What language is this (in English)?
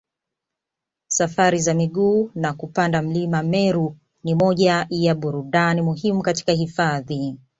Swahili